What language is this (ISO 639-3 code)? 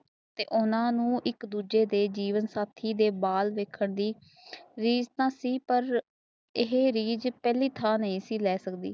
pan